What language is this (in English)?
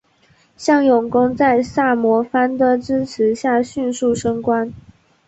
Chinese